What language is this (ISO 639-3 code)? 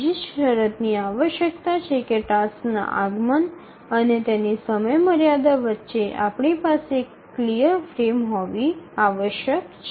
guj